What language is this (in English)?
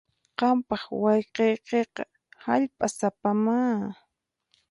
Puno Quechua